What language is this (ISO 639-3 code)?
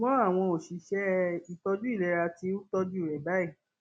yor